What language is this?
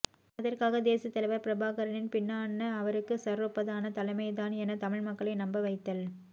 Tamil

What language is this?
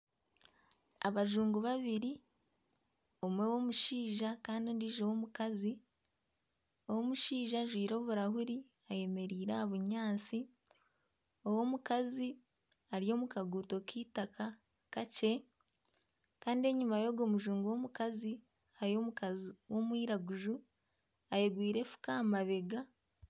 Nyankole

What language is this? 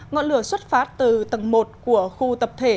Vietnamese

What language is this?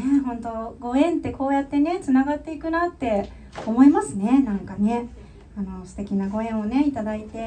Japanese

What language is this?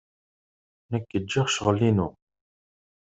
Kabyle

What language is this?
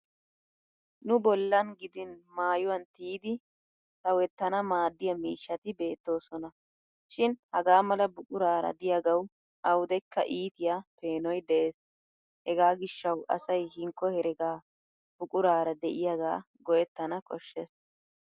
Wolaytta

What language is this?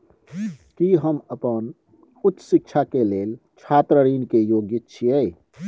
Maithili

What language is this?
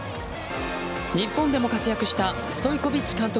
Japanese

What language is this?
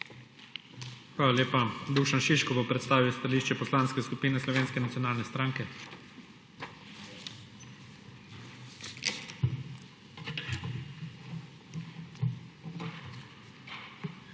Slovenian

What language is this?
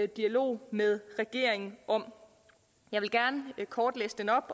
Danish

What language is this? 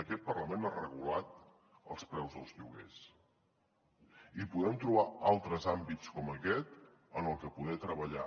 Catalan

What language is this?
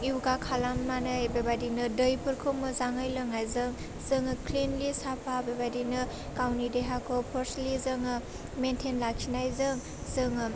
Bodo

